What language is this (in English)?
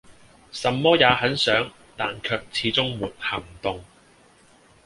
Cantonese